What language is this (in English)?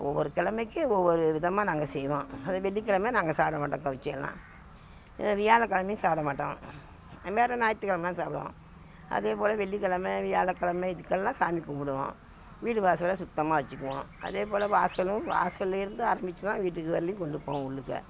Tamil